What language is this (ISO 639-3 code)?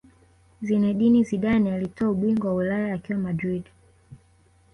swa